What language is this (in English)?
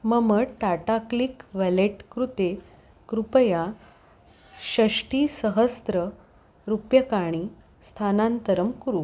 Sanskrit